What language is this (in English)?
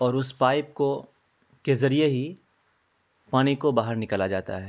Urdu